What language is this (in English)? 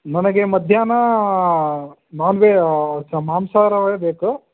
Kannada